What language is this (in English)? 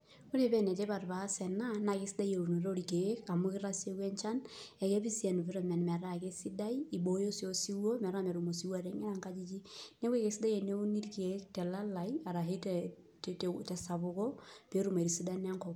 Masai